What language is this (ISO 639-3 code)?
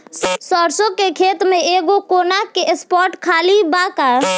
bho